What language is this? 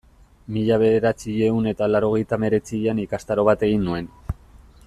Basque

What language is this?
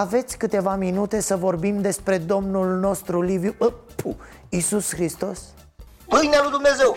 Romanian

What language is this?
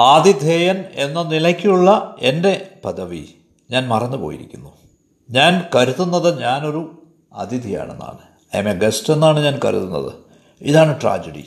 Malayalam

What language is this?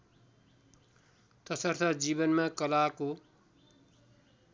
Nepali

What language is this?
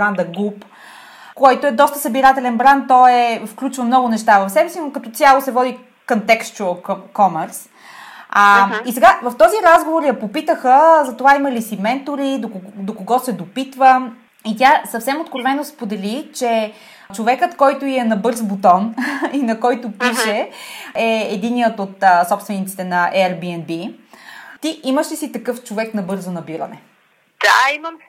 Bulgarian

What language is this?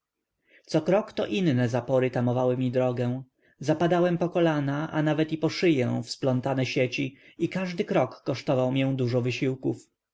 Polish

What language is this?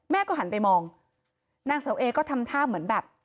Thai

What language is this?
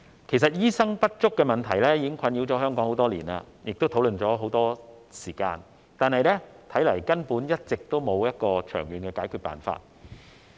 Cantonese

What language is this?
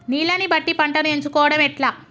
Telugu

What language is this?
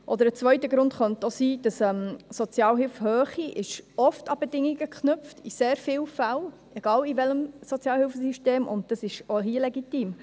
Swiss German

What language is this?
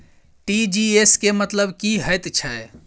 Maithili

